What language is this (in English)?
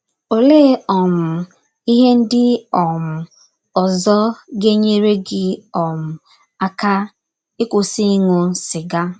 Igbo